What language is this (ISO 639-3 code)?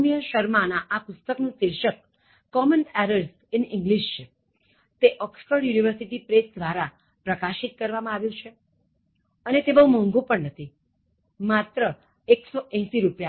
guj